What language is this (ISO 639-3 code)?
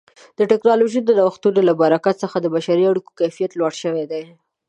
pus